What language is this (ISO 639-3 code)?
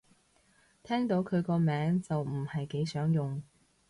yue